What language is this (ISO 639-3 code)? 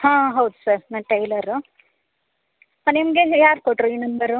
kan